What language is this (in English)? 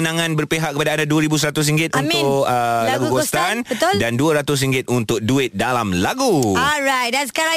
Malay